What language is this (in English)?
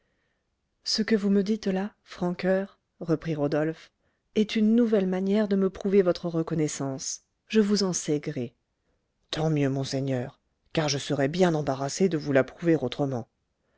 French